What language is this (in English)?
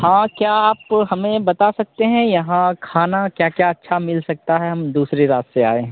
Hindi